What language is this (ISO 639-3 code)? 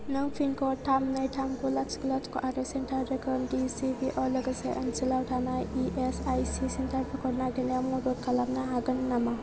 brx